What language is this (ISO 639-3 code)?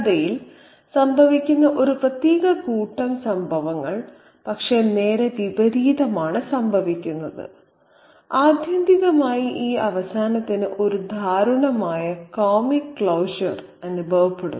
mal